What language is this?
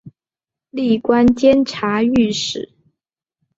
Chinese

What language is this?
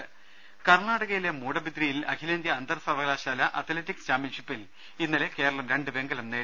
Malayalam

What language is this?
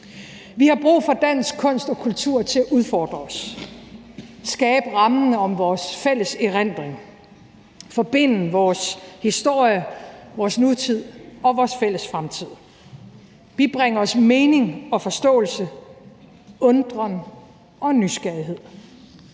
Danish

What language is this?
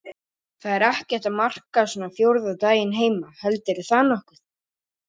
Icelandic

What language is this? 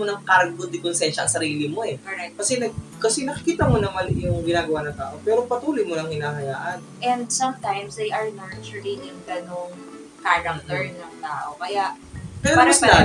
Filipino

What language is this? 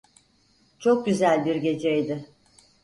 Turkish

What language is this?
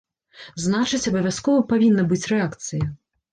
Belarusian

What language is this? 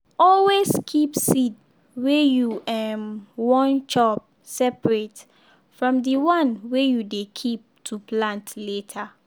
Nigerian Pidgin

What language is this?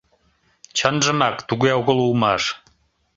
Mari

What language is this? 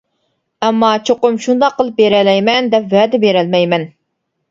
Uyghur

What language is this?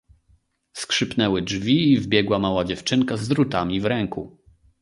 Polish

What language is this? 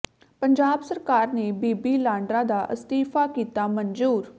Punjabi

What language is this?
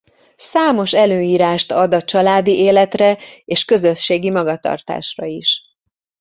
Hungarian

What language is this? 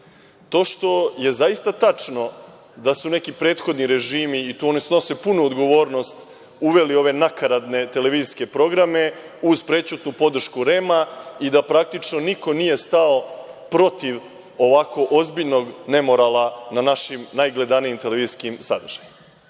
Serbian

